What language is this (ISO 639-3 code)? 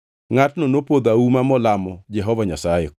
luo